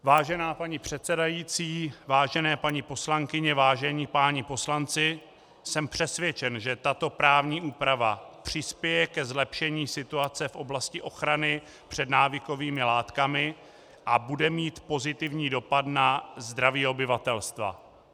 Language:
Czech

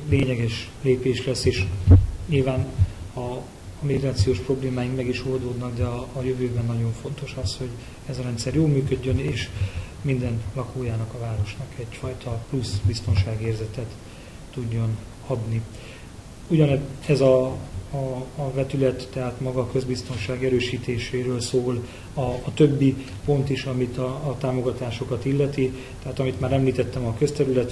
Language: Hungarian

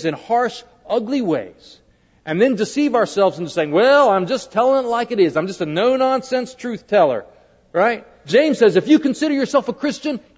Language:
English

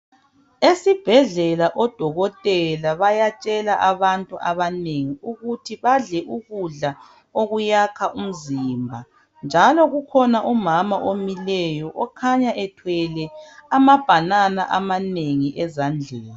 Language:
North Ndebele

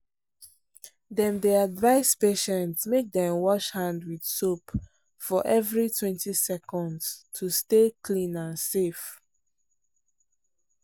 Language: Nigerian Pidgin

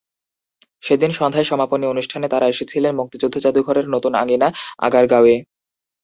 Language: Bangla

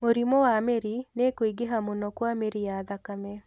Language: Kikuyu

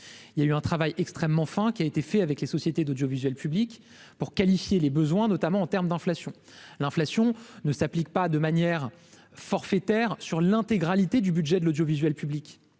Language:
French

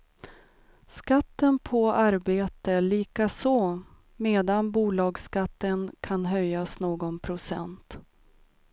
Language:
Swedish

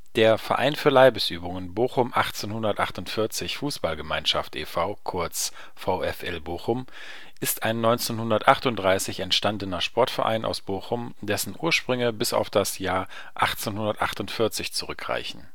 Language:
German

